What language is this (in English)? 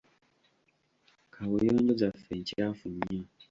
Ganda